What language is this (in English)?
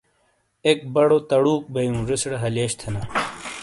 Shina